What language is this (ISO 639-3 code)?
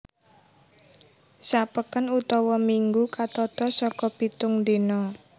jav